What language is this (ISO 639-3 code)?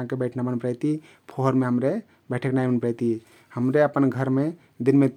tkt